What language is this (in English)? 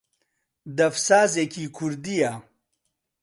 Central Kurdish